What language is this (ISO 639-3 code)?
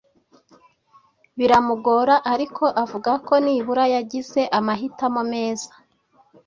kin